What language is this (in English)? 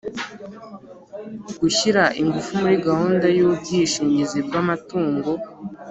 Kinyarwanda